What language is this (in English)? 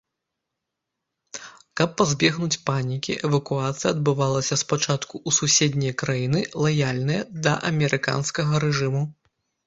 Belarusian